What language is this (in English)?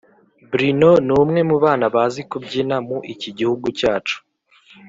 Kinyarwanda